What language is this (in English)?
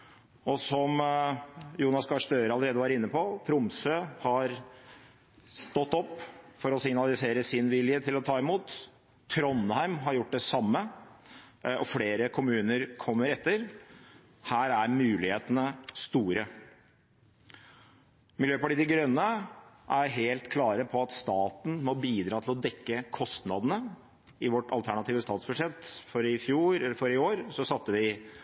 Norwegian Bokmål